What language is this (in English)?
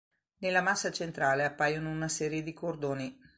Italian